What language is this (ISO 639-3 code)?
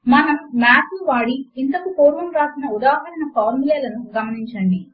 tel